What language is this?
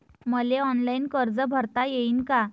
Marathi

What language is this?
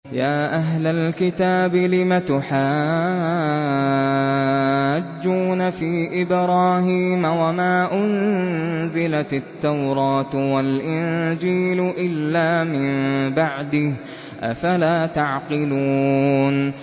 Arabic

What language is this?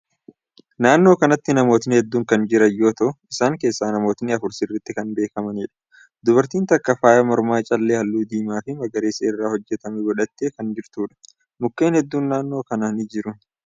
Oromo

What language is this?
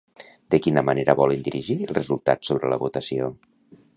Catalan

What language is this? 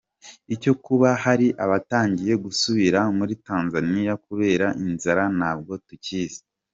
Kinyarwanda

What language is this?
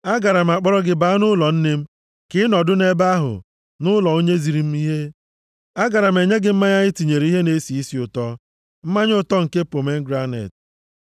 Igbo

